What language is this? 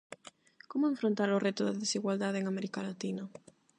Galician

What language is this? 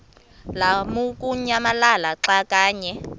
Xhosa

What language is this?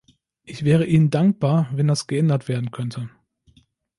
German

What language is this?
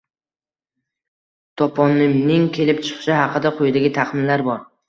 Uzbek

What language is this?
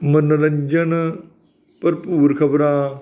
Punjabi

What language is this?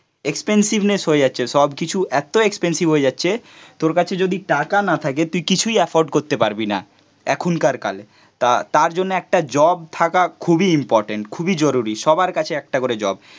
Bangla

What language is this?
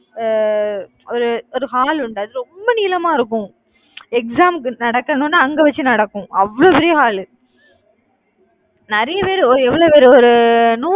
Tamil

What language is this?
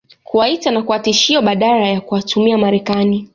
Swahili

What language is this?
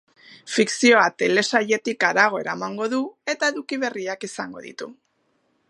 Basque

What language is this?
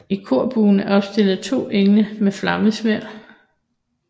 Danish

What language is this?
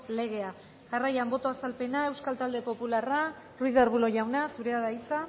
Basque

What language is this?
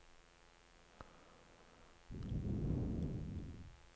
Norwegian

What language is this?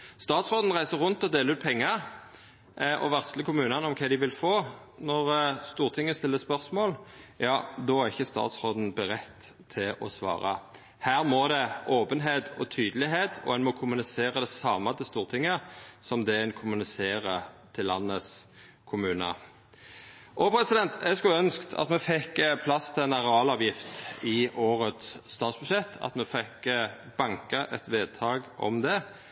Norwegian Nynorsk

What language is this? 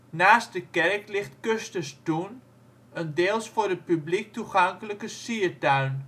Dutch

